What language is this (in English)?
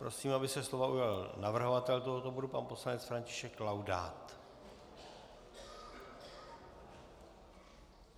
Czech